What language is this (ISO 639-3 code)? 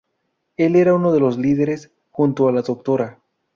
spa